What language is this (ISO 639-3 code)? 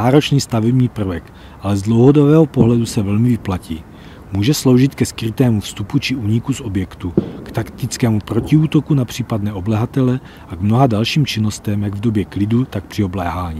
ces